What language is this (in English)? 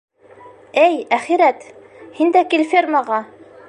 Bashkir